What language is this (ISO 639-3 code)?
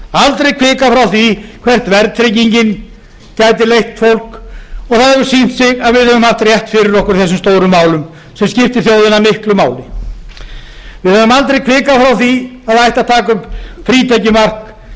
isl